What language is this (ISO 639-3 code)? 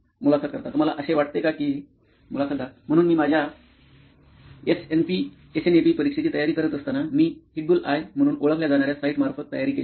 mar